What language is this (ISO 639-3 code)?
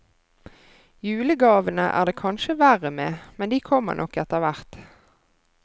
nor